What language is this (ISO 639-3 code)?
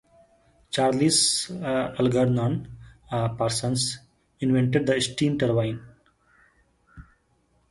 eng